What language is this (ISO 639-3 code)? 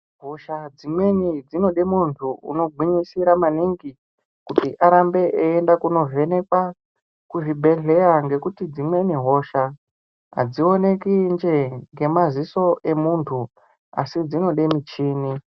ndc